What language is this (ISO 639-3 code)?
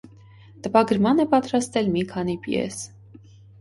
hye